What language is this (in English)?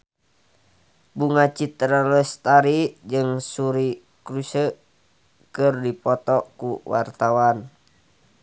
Sundanese